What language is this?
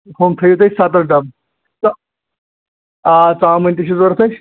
Kashmiri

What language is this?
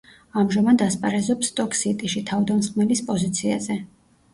Georgian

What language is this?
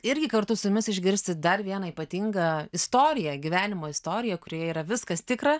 Lithuanian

